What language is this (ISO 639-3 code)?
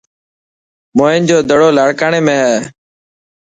mki